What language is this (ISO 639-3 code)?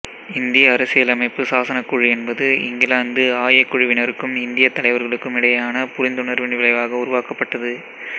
tam